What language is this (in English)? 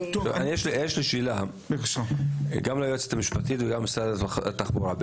Hebrew